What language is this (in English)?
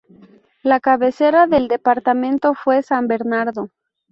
Spanish